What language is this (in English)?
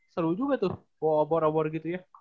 Indonesian